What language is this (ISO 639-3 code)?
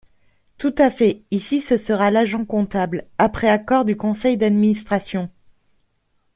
fra